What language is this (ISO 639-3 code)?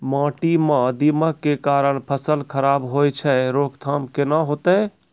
mai